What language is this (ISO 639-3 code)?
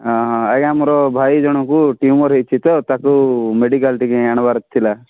ori